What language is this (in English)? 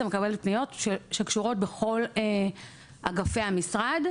Hebrew